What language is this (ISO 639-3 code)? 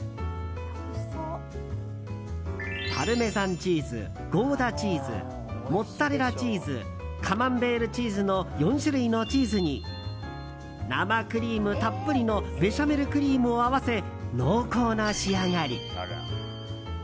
jpn